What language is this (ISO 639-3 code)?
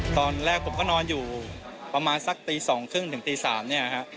tha